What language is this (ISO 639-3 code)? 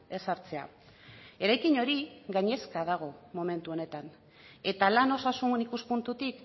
eus